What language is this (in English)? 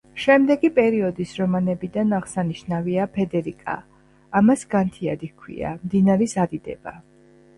Georgian